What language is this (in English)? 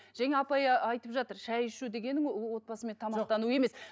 Kazakh